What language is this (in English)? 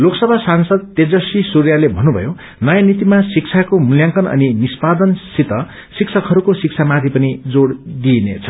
Nepali